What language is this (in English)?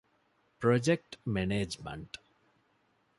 Divehi